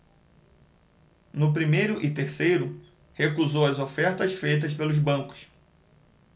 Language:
Portuguese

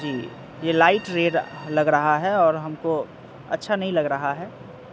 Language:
Urdu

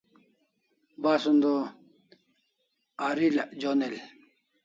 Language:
Kalasha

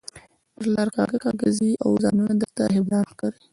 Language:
Pashto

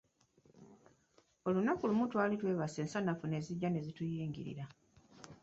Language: Ganda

